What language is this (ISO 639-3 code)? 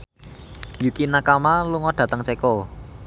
jav